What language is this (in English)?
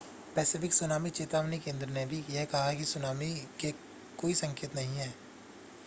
Hindi